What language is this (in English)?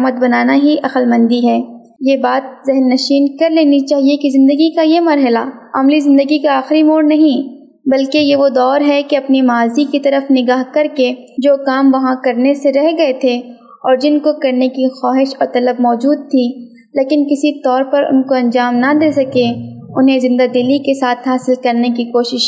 Urdu